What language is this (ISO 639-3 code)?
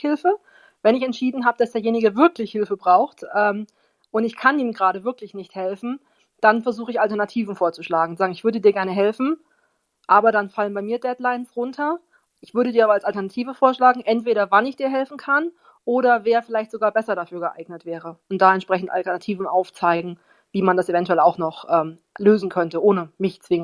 deu